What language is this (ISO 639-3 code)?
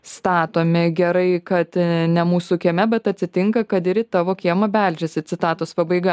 lit